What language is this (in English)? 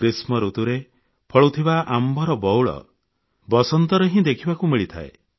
Odia